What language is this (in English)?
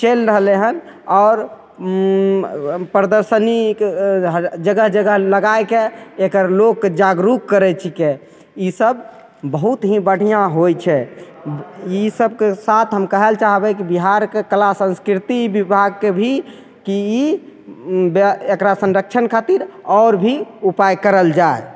Maithili